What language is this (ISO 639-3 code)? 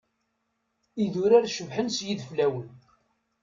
kab